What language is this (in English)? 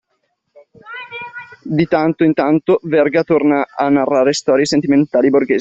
Italian